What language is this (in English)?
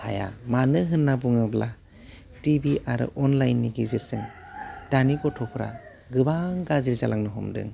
Bodo